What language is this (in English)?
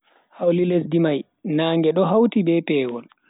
Bagirmi Fulfulde